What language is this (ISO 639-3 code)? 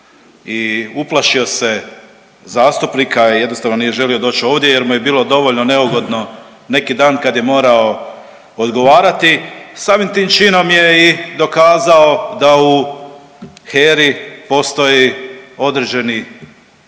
hrv